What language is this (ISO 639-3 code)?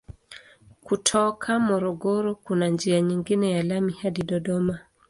swa